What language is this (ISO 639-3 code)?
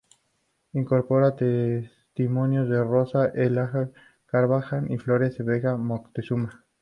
spa